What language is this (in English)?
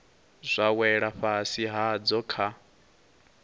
Venda